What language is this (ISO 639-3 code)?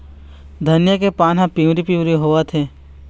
hne